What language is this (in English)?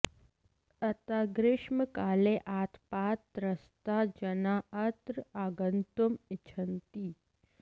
Sanskrit